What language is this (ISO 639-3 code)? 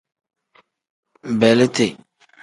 kdh